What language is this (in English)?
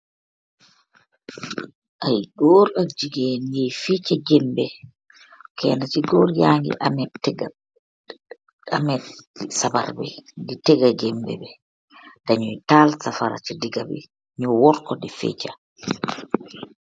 Wolof